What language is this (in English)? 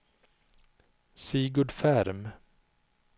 Swedish